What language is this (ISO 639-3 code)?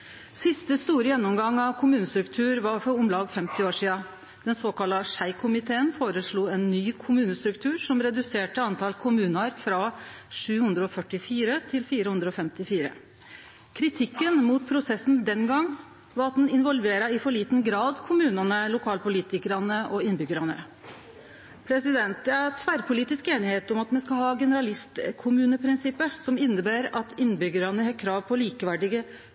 nno